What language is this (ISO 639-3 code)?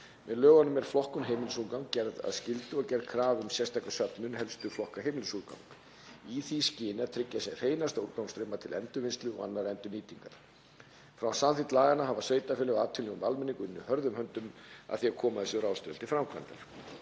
isl